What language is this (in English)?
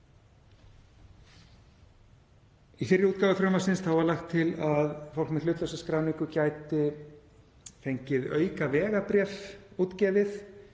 Icelandic